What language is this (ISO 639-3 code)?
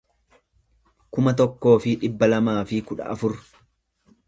orm